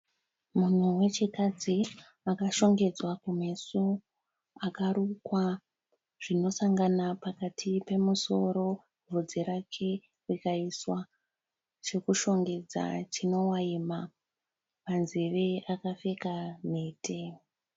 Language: Shona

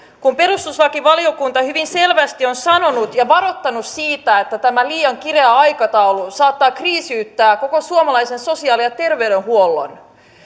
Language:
Finnish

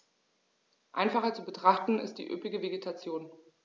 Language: German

